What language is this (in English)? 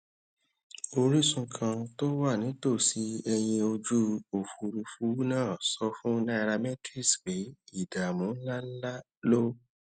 Yoruba